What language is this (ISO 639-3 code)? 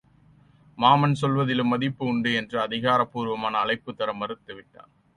tam